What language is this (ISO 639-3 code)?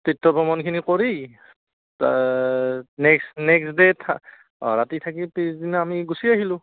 asm